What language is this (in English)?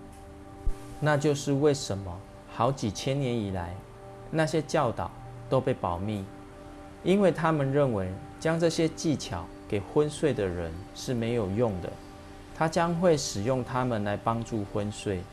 Chinese